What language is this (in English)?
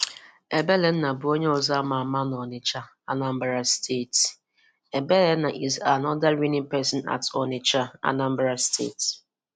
Igbo